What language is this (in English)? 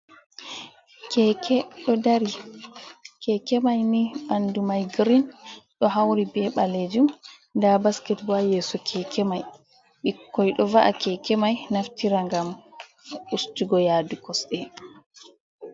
Fula